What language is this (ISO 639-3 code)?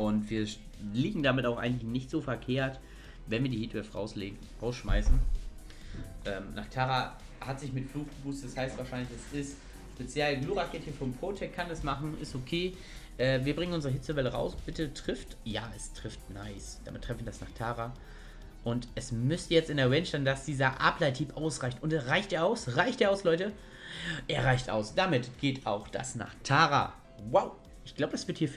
deu